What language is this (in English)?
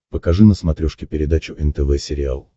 Russian